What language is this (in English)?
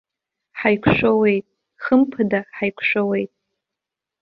Abkhazian